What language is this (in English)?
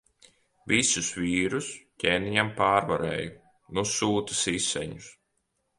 Latvian